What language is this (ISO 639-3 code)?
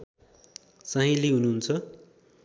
nep